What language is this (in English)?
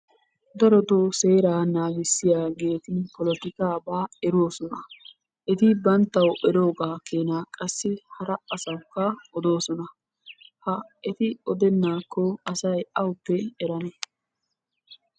Wolaytta